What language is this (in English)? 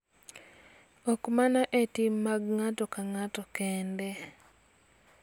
Luo (Kenya and Tanzania)